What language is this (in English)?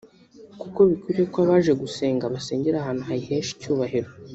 Kinyarwanda